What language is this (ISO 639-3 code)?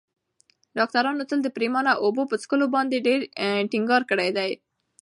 pus